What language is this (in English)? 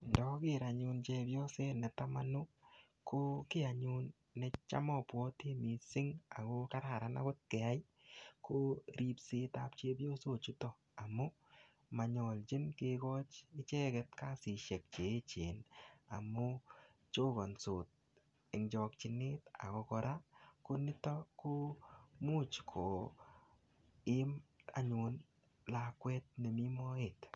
Kalenjin